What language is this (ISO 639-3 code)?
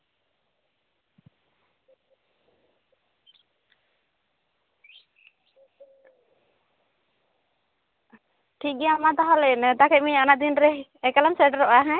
sat